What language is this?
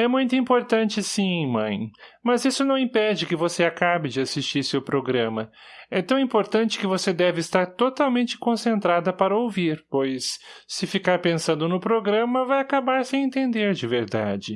Portuguese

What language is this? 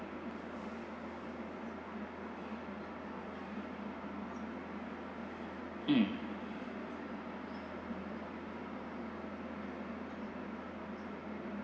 English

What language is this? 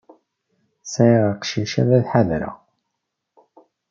Kabyle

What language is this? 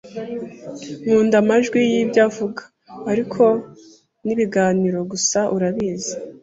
Kinyarwanda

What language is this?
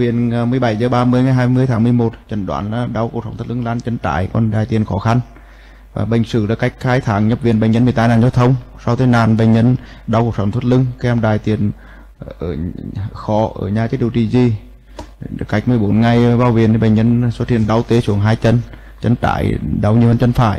Vietnamese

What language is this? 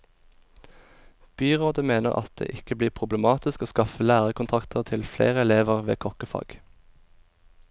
Norwegian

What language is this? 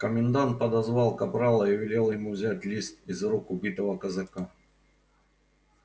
Russian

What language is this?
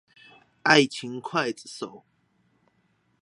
Chinese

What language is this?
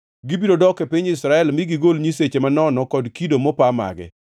Luo (Kenya and Tanzania)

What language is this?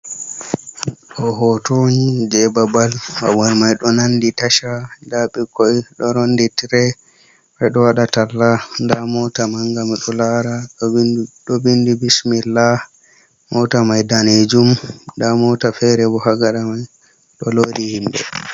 Fula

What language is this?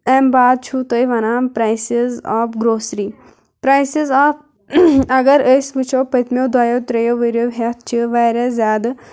Kashmiri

